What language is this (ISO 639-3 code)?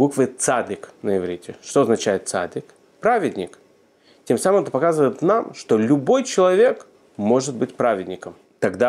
rus